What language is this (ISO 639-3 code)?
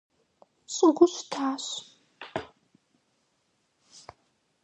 kbd